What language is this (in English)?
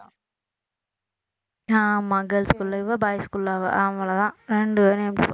Tamil